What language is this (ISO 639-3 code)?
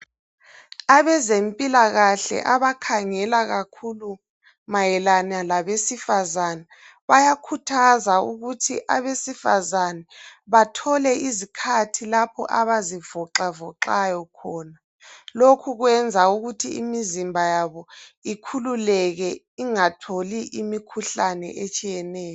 nde